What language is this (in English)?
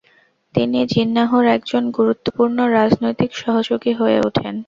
Bangla